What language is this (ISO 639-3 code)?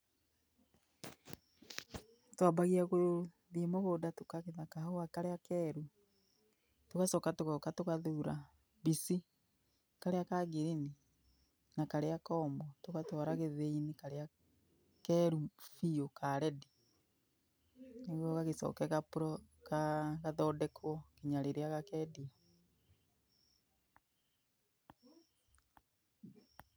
kik